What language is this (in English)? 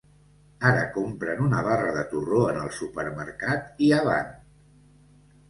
Catalan